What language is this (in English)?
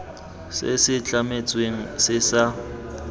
Tswana